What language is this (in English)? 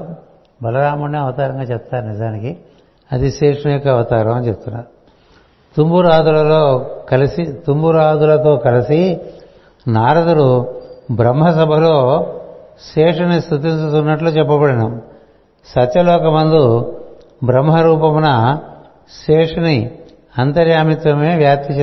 Telugu